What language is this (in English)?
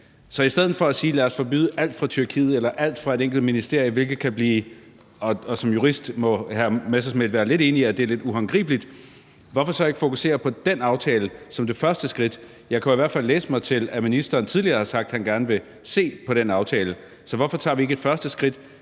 Danish